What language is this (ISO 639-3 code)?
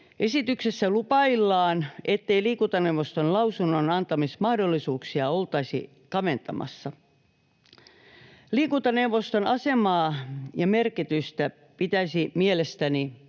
fin